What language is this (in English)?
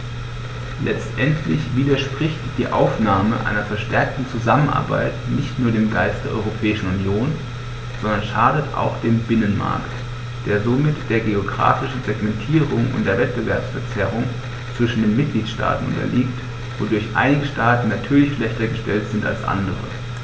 German